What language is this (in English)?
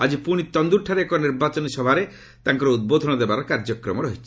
Odia